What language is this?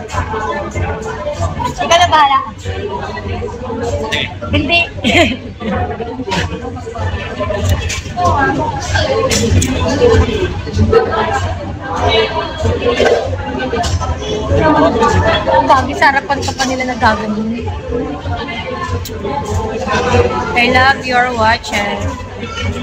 Filipino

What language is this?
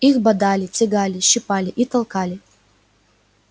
Russian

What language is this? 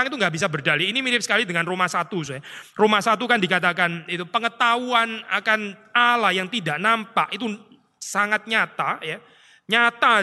Indonesian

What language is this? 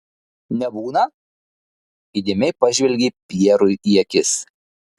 Lithuanian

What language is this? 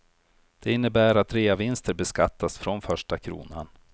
Swedish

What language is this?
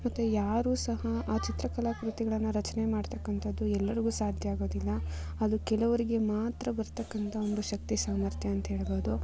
Kannada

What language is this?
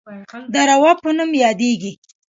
Pashto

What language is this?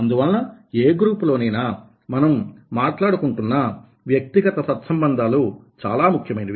Telugu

